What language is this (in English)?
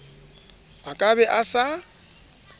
Southern Sotho